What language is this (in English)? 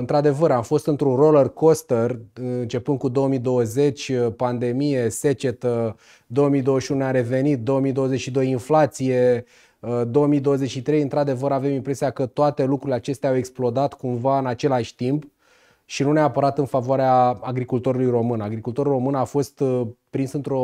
Romanian